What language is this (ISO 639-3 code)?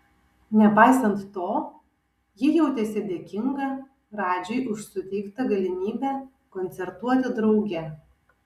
lit